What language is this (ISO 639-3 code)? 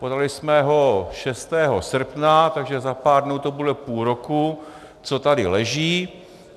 ces